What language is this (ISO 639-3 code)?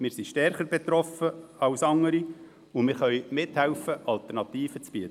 gsw